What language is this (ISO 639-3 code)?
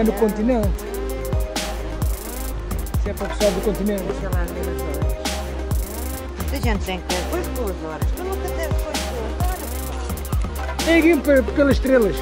por